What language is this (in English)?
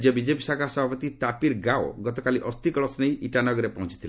Odia